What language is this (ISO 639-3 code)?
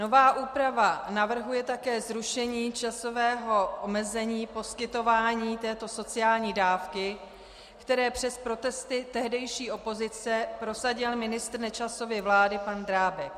ces